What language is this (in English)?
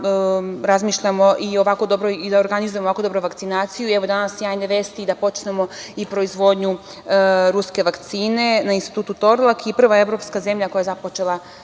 Serbian